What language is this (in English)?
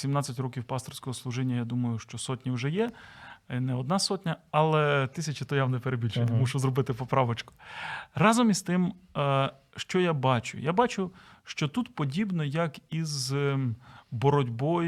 Ukrainian